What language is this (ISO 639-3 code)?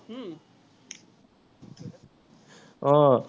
asm